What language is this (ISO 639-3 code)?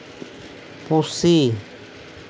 sat